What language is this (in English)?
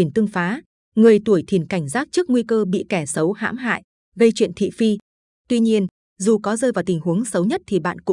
Vietnamese